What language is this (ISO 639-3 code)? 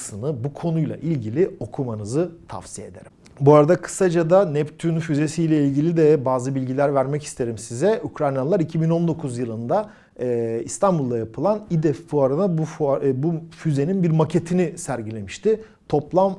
tur